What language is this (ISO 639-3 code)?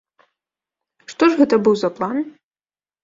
bel